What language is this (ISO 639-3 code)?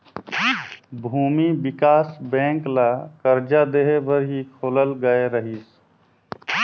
hne